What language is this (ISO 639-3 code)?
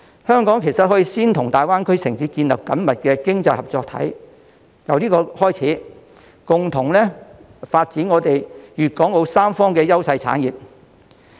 yue